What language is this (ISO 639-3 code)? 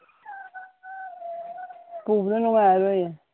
mni